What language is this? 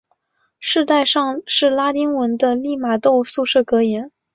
Chinese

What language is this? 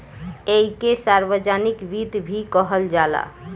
Bhojpuri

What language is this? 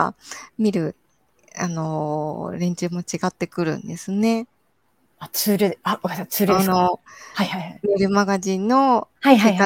Japanese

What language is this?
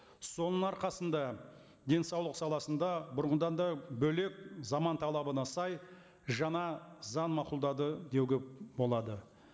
Kazakh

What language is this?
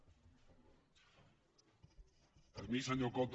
Catalan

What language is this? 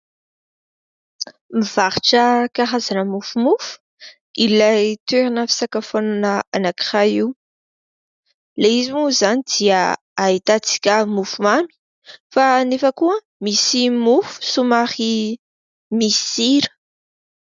Malagasy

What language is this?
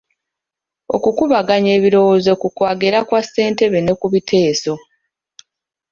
Ganda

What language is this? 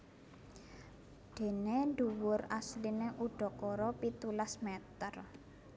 Javanese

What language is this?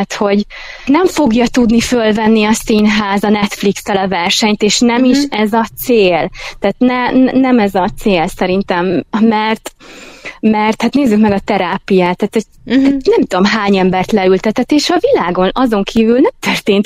Hungarian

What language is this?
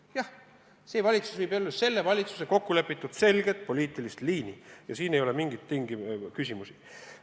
Estonian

